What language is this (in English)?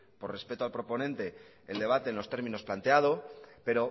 Spanish